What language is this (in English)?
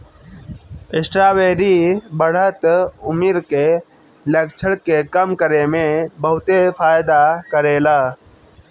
Bhojpuri